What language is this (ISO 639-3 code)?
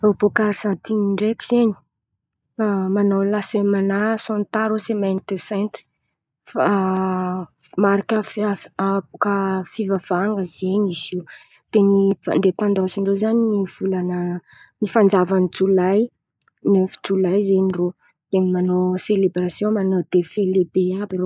xmv